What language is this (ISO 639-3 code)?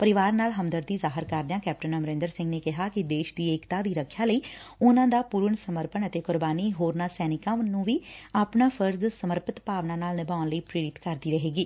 pan